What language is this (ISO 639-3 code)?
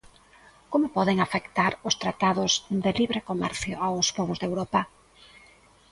glg